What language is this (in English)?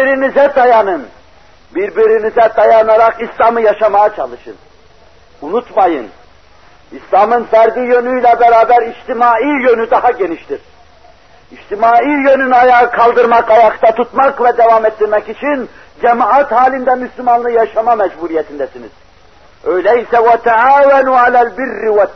Turkish